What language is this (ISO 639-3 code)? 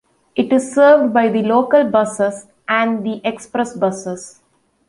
eng